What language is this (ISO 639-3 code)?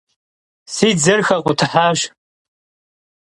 kbd